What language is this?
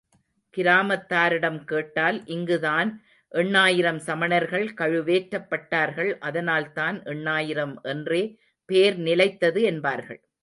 Tamil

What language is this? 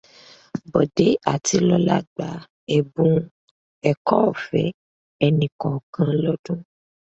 Yoruba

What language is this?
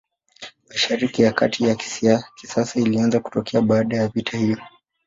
Swahili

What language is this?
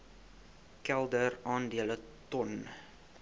Afrikaans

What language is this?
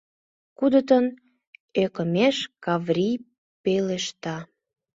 Mari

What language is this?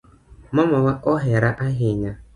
Luo (Kenya and Tanzania)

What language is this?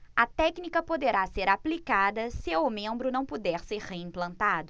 Portuguese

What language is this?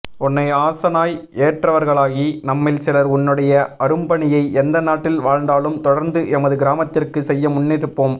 Tamil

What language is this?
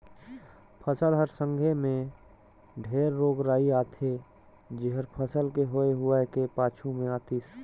Chhattisgarhi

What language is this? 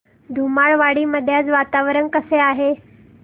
Marathi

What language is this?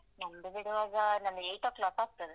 Kannada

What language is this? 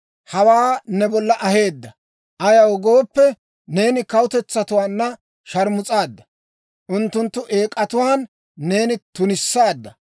Dawro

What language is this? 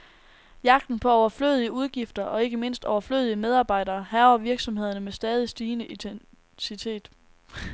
Danish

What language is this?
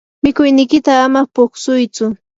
Yanahuanca Pasco Quechua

